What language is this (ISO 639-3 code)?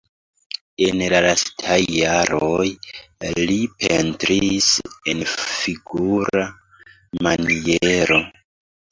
epo